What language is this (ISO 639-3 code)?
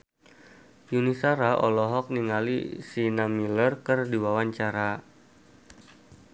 sun